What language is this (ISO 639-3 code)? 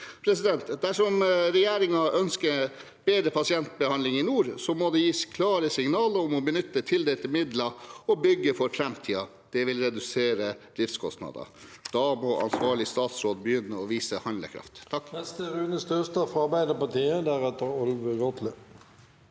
nor